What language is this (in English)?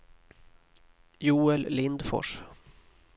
Swedish